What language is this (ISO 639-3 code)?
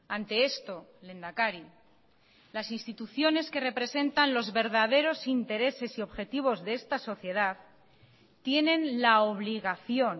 spa